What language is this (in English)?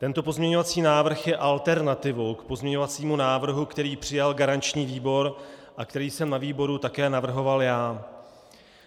Czech